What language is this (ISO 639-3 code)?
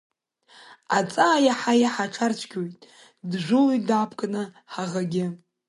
abk